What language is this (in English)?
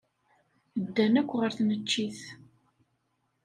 Kabyle